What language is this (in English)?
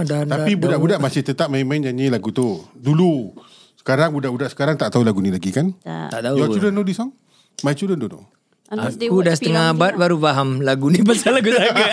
Malay